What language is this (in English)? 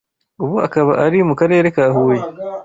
Kinyarwanda